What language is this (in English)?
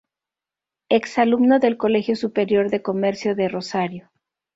Spanish